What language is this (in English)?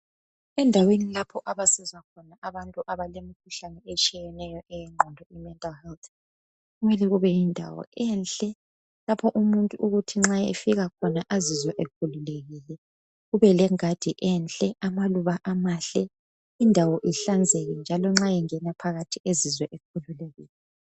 North Ndebele